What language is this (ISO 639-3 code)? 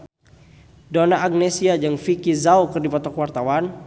sun